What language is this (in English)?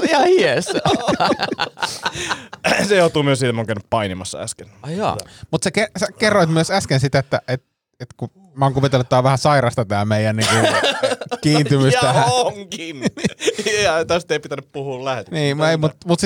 Finnish